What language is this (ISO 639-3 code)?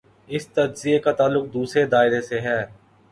urd